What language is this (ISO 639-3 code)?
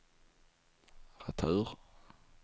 swe